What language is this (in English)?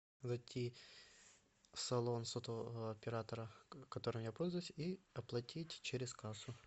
Russian